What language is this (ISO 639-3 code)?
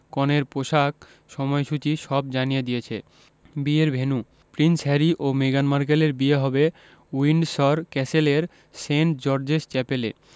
ben